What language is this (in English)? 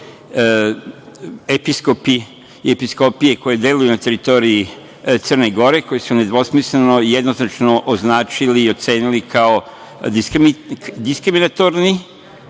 Serbian